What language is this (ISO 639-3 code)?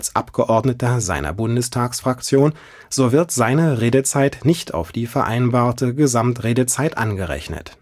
deu